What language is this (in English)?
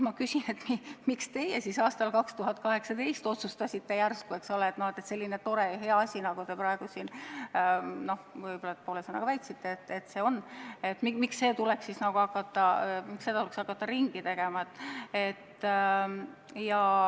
Estonian